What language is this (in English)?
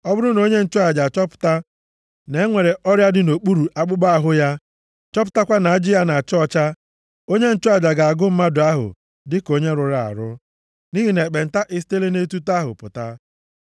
Igbo